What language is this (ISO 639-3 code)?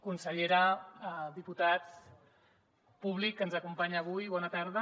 cat